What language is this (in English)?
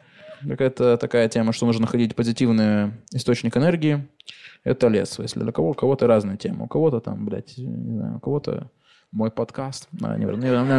Russian